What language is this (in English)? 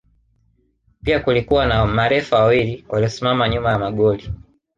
Swahili